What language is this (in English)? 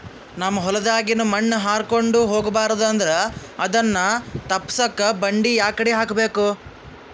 Kannada